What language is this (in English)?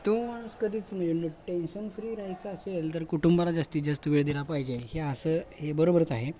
Marathi